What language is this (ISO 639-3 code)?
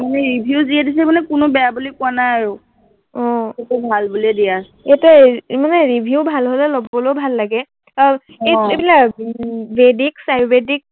asm